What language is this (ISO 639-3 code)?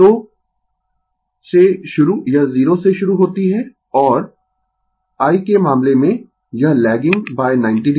hin